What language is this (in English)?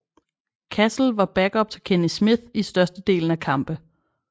Danish